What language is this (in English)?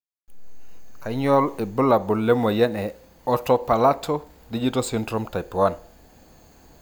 Masai